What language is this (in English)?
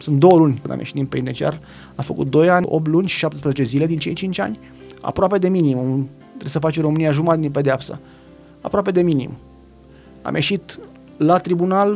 Romanian